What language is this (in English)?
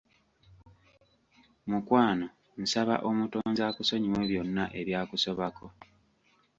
Ganda